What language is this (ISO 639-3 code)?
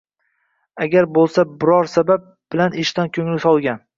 uzb